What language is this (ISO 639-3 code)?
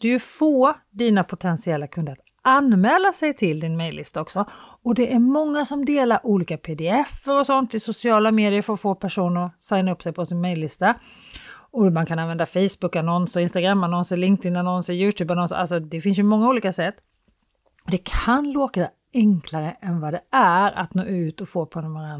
swe